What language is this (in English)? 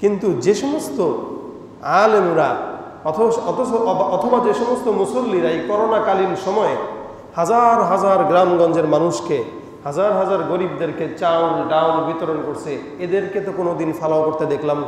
Turkish